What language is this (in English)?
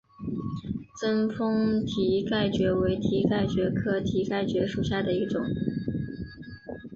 Chinese